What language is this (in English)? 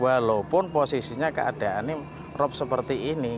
Indonesian